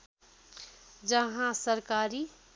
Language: Nepali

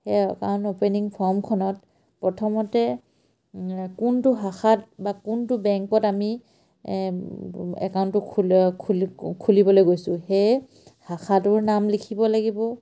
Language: Assamese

